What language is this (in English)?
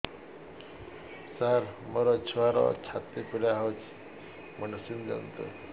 Odia